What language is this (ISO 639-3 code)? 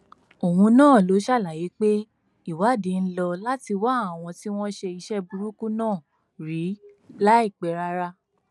yor